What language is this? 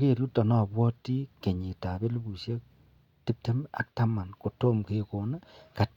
Kalenjin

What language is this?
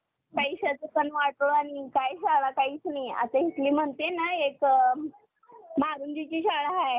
Marathi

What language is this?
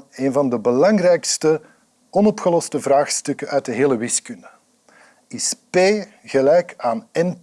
Dutch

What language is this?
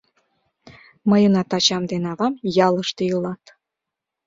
Mari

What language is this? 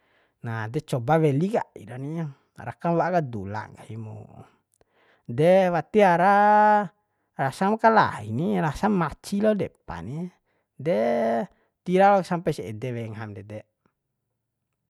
Bima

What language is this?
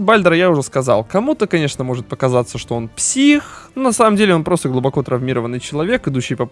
Russian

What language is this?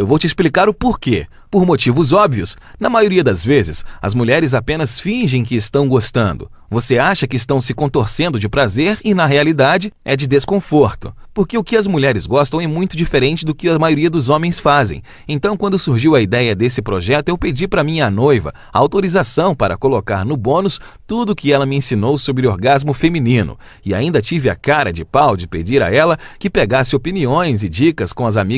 Portuguese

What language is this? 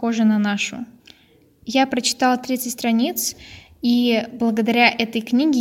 Russian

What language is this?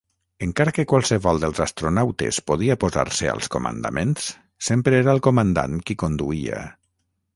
Catalan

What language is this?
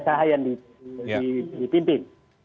Indonesian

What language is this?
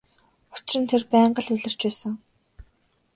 Mongolian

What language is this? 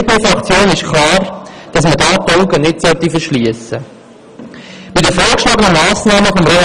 Swiss German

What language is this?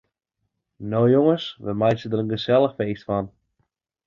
Western Frisian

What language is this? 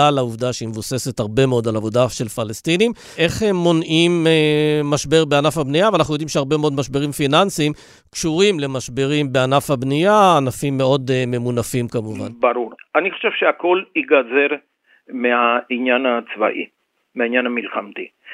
Hebrew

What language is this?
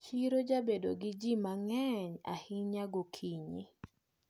Luo (Kenya and Tanzania)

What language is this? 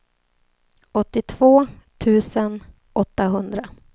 Swedish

